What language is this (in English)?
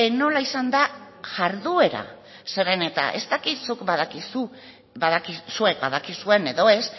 Basque